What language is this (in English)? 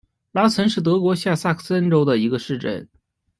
Chinese